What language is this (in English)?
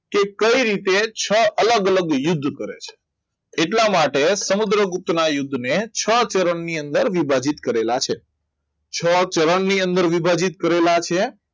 Gujarati